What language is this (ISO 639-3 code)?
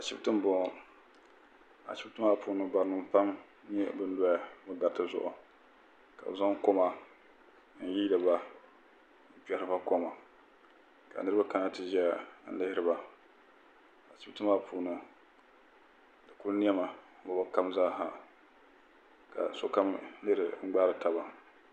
dag